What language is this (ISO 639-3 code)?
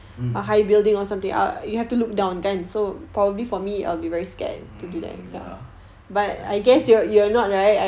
eng